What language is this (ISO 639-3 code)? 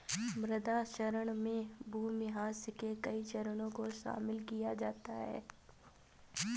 hin